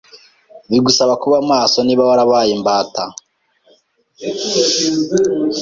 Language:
Kinyarwanda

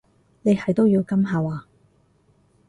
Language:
Cantonese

